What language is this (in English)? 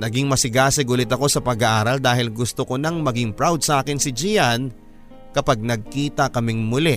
Filipino